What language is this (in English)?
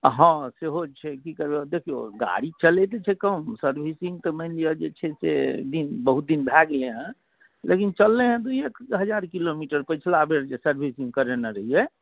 Maithili